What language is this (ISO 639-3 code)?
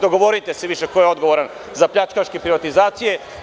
srp